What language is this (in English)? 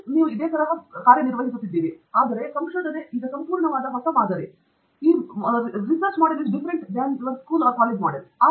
Kannada